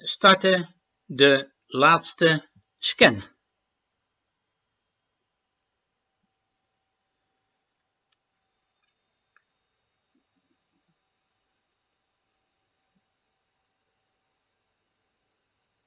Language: Dutch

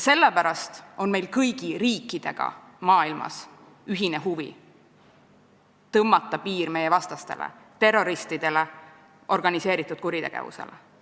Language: Estonian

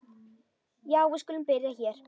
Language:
Icelandic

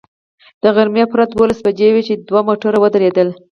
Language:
Pashto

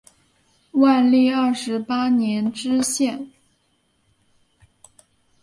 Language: Chinese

